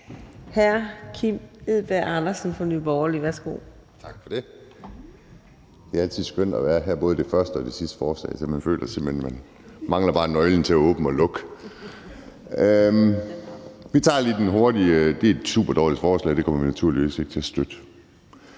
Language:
Danish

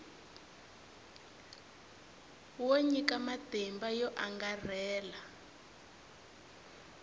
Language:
Tsonga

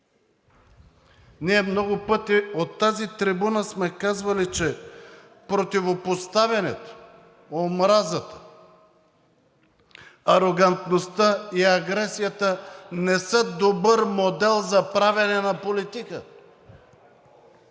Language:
Bulgarian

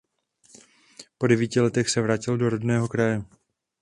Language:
Czech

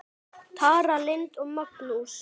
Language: Icelandic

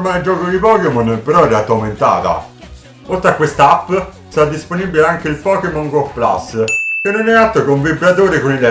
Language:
Italian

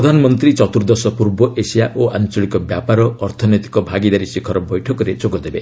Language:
Odia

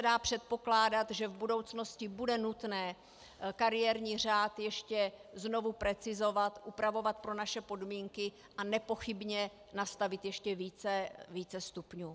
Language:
Czech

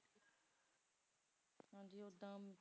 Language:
Punjabi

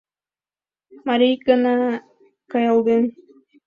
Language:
Mari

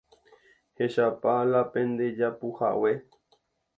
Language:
Guarani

